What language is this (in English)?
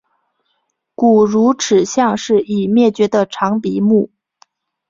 Chinese